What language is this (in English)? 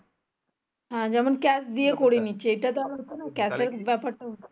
Bangla